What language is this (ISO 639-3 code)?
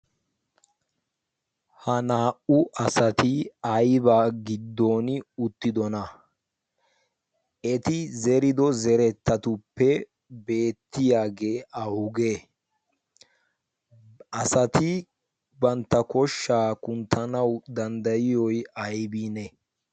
wal